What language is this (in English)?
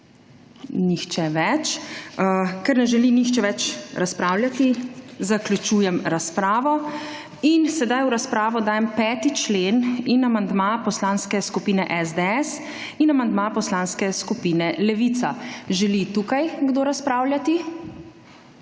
Slovenian